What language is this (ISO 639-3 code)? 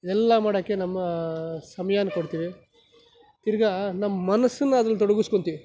kan